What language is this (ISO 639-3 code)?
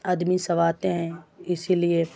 urd